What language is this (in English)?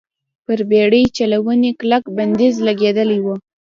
Pashto